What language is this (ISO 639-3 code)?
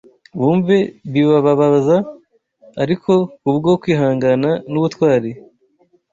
kin